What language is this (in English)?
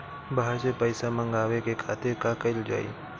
Bhojpuri